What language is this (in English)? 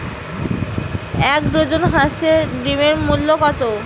Bangla